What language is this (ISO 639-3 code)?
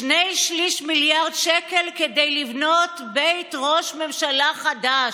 heb